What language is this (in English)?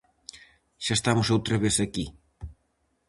Galician